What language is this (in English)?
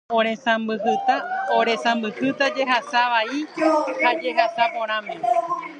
Guarani